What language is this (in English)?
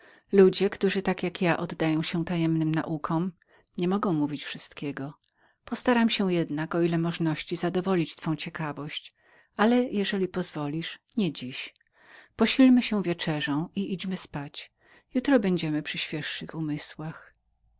Polish